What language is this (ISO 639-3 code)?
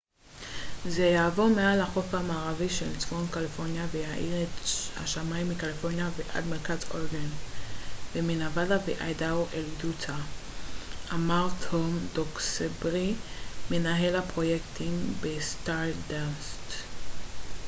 heb